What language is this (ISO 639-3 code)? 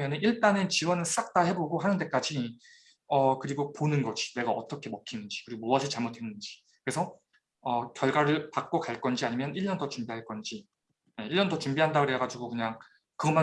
kor